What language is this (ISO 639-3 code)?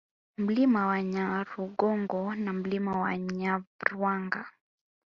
swa